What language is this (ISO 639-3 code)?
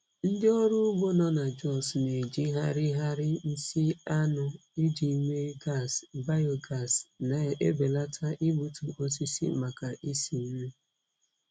ibo